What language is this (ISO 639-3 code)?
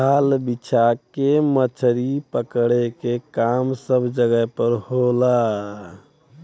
bho